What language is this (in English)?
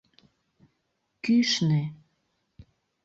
Mari